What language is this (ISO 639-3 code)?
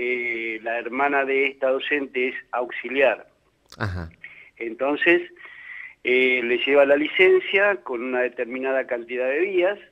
spa